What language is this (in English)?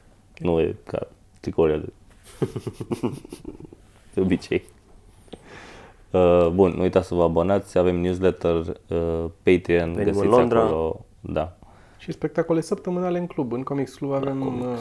Romanian